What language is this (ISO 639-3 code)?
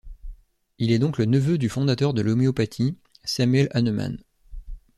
fra